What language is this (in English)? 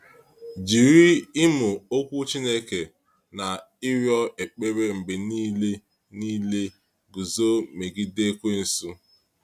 Igbo